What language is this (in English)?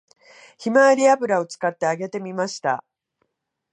Japanese